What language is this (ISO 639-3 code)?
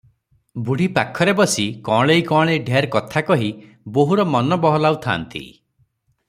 ori